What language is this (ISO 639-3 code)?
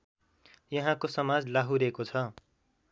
nep